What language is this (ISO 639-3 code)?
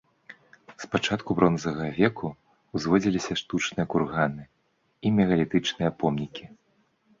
bel